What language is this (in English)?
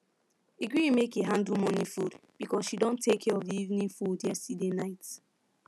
Nigerian Pidgin